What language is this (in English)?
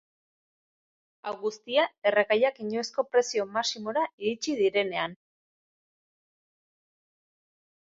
Basque